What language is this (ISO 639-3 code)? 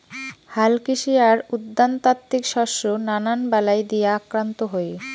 ben